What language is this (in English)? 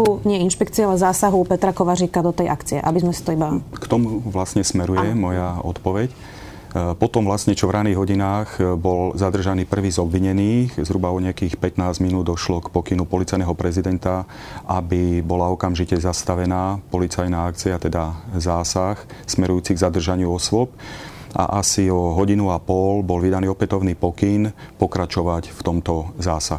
Slovak